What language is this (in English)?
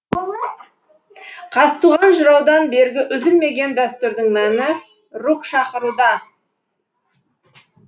Kazakh